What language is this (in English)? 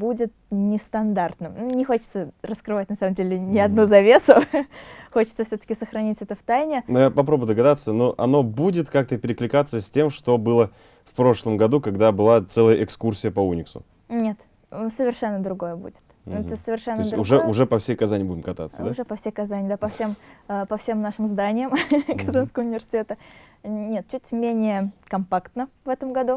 Russian